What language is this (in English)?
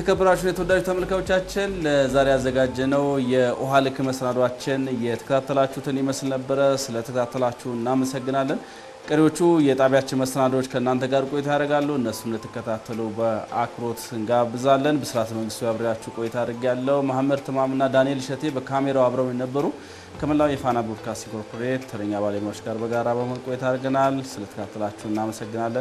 Arabic